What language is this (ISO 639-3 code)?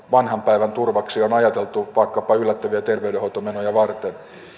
fin